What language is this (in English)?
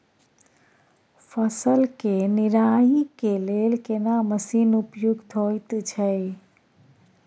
Maithili